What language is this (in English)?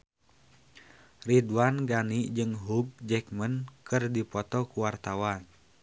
Sundanese